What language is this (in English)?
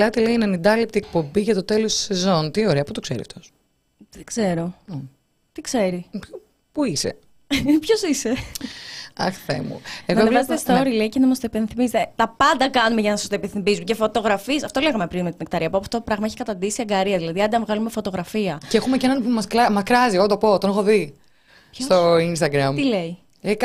Greek